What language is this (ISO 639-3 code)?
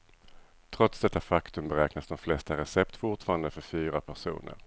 swe